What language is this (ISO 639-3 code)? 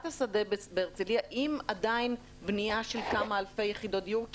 heb